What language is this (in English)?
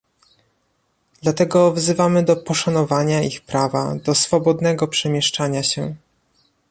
Polish